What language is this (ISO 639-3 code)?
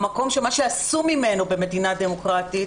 heb